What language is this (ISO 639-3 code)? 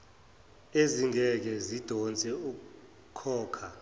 zul